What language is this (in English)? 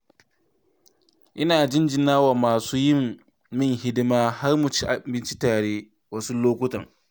Hausa